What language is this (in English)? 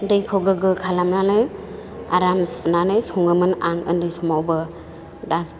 Bodo